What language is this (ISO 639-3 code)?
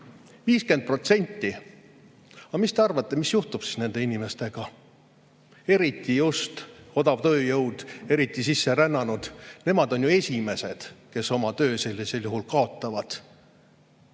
est